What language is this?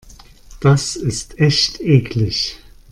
German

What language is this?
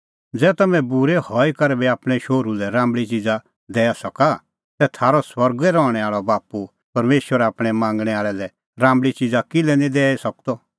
Kullu Pahari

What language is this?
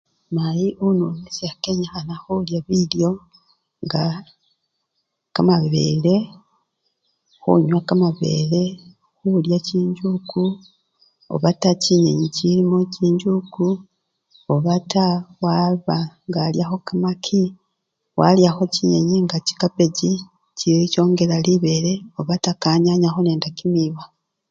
Luyia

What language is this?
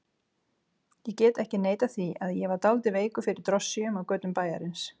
Icelandic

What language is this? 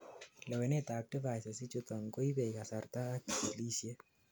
Kalenjin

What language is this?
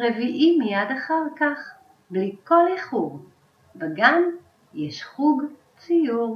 Hebrew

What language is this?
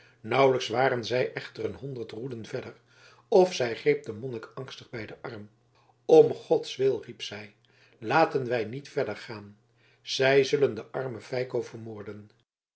Dutch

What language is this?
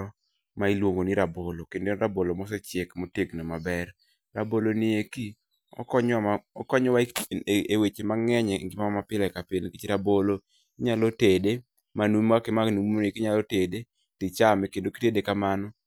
Luo (Kenya and Tanzania)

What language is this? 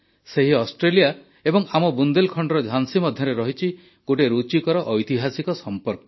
Odia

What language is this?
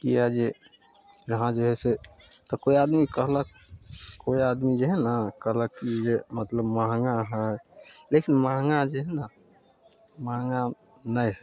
Maithili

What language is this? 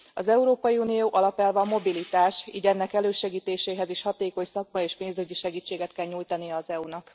Hungarian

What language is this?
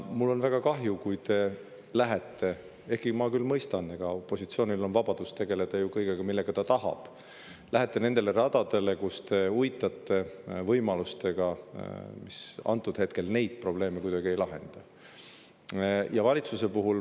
Estonian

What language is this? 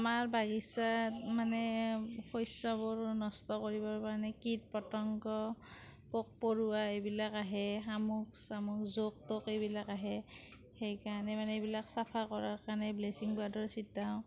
Assamese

